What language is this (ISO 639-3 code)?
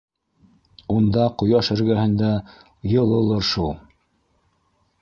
bak